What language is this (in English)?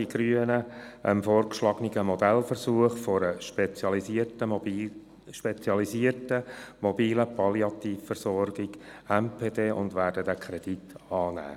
Swiss German